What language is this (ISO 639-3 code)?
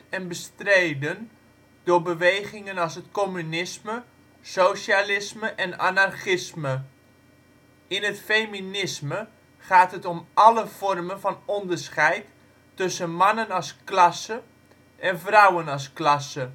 nld